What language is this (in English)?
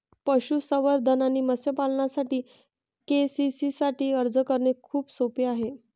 Marathi